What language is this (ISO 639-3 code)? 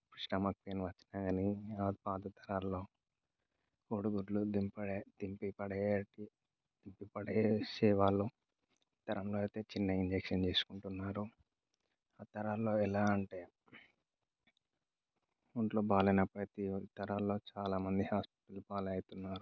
tel